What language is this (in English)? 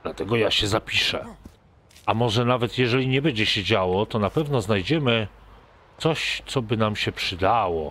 Polish